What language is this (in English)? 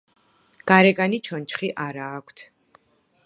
Georgian